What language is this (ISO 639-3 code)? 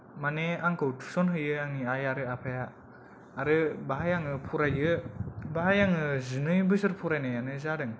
brx